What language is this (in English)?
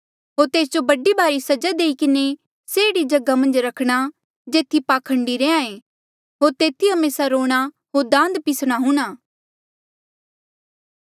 Mandeali